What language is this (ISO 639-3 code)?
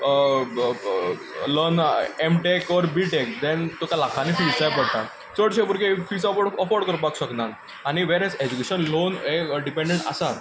kok